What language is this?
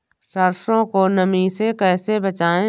Hindi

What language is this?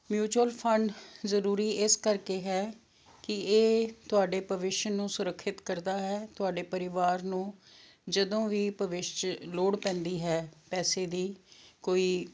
Punjabi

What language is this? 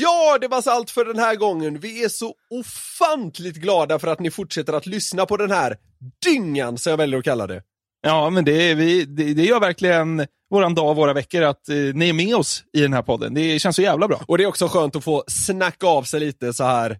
Swedish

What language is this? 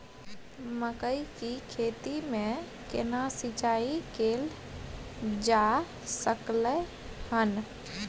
Maithili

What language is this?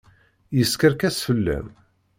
Kabyle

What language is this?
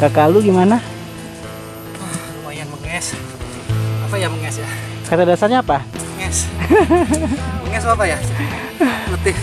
Indonesian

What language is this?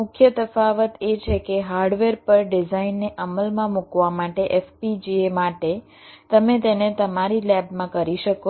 Gujarati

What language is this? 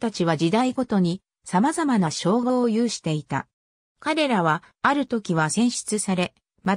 Japanese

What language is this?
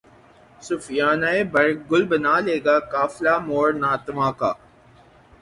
Urdu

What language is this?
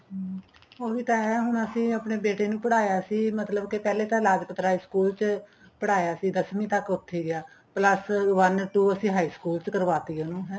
Punjabi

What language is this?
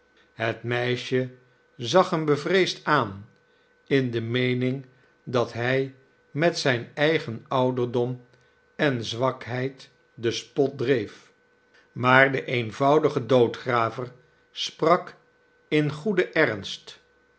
Dutch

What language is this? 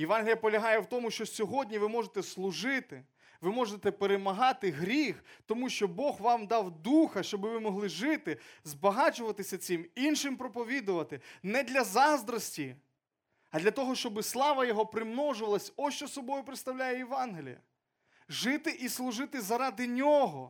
Ukrainian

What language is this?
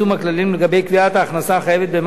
Hebrew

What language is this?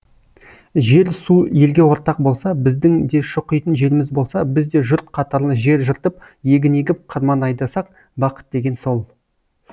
Kazakh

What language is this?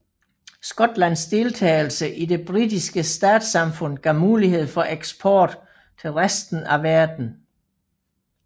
Danish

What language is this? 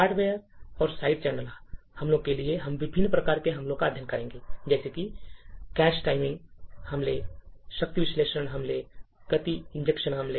Hindi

